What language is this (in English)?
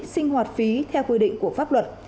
Vietnamese